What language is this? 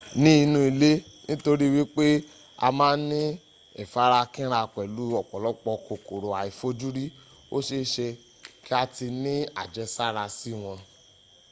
Yoruba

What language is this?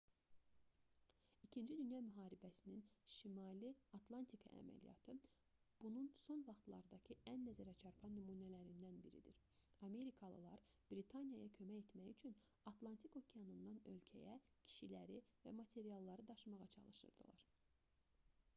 Azerbaijani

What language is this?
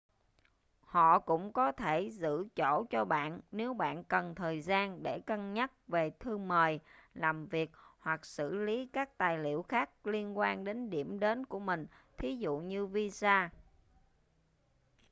Vietnamese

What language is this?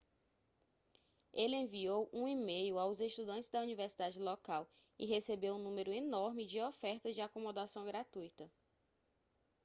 Portuguese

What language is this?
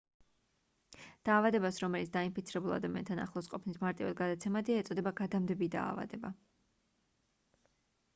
Georgian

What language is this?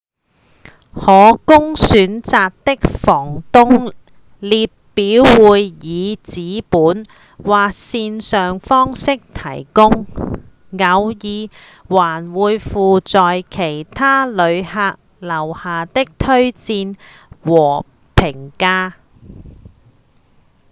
Cantonese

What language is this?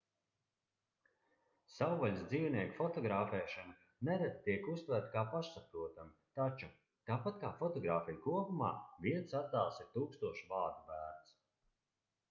Latvian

